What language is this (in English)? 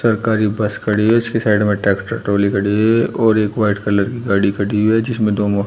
Hindi